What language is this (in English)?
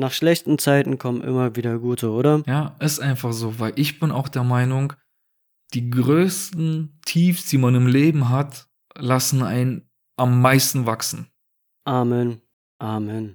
German